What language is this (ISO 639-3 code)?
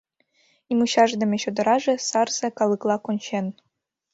chm